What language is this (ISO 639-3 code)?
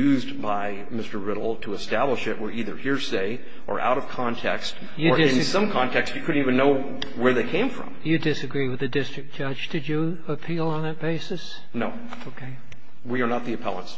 eng